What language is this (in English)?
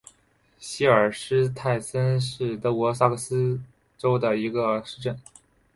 Chinese